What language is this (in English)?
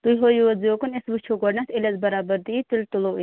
Kashmiri